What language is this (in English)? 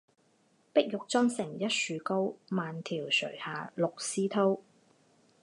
Chinese